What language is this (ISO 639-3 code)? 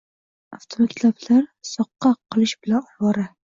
uzb